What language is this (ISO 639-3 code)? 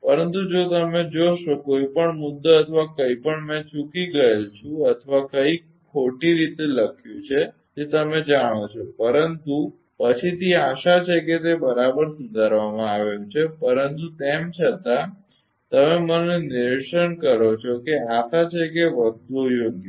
guj